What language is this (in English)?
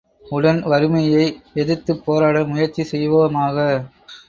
Tamil